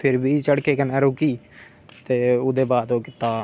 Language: Dogri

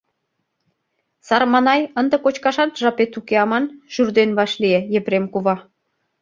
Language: Mari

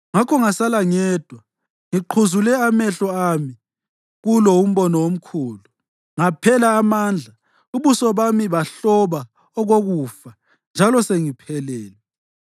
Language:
North Ndebele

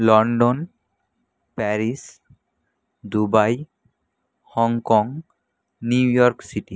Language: Bangla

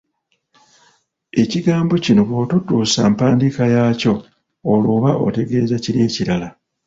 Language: Ganda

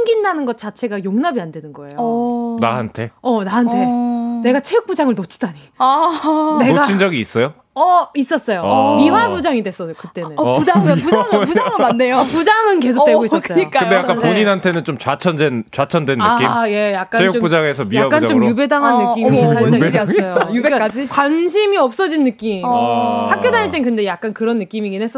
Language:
Korean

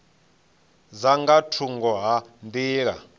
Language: Venda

